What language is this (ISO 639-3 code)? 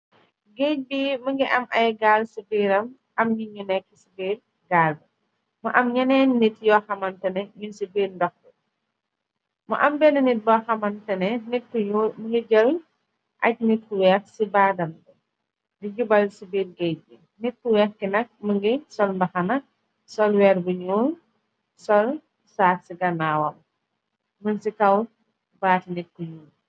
wol